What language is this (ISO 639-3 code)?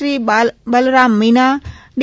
guj